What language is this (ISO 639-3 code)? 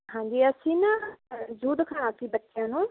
pan